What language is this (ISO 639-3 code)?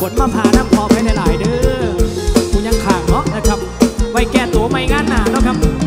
tha